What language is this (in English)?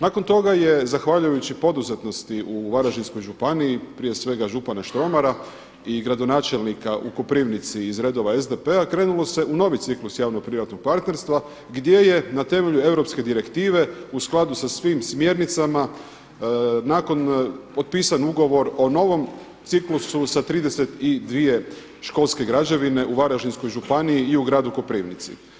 Croatian